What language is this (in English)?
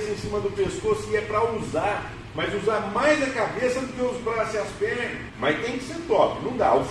Portuguese